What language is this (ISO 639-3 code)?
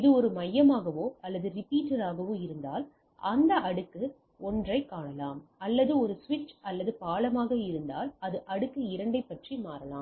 tam